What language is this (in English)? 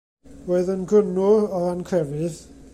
Welsh